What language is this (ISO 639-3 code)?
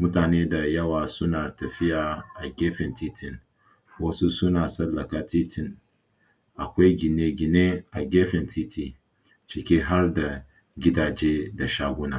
hau